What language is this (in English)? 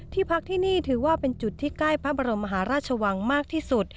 Thai